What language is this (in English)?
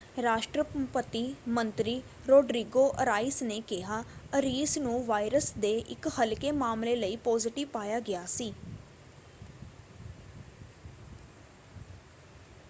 Punjabi